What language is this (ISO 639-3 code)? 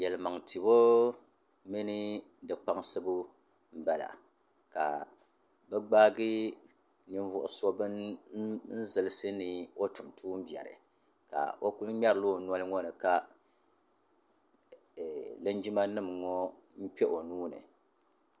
dag